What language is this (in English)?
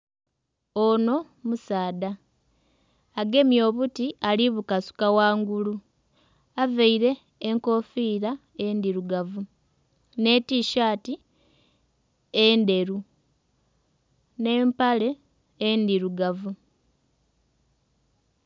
Soga